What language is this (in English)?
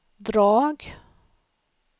Swedish